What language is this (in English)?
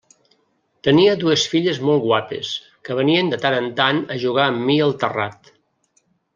Catalan